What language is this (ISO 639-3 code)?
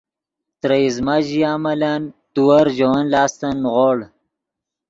ydg